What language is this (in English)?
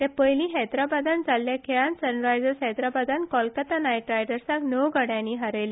Konkani